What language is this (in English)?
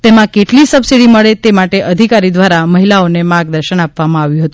Gujarati